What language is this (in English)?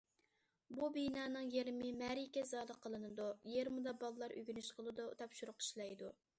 Uyghur